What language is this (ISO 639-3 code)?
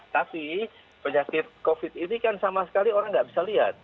ind